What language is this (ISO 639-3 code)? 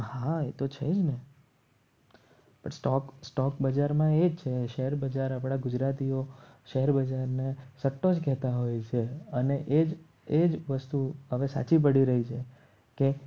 guj